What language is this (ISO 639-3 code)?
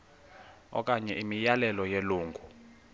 xho